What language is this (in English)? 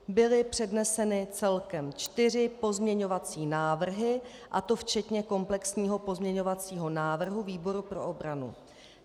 Czech